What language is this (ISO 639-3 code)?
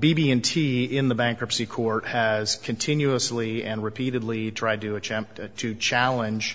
eng